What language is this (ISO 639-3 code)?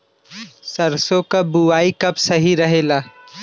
bho